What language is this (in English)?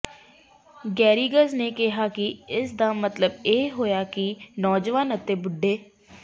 Punjabi